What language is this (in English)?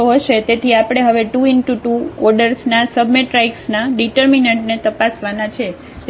Gujarati